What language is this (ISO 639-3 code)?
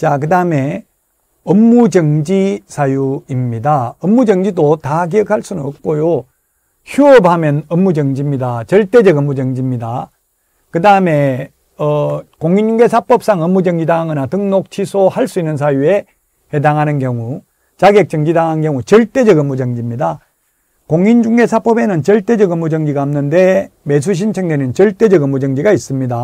kor